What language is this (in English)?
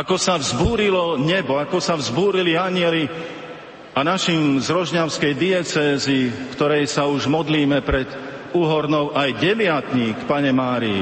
Slovak